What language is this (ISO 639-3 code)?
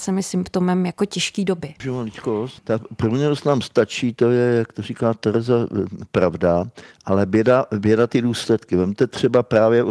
ces